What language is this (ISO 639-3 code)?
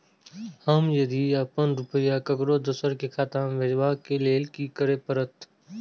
mai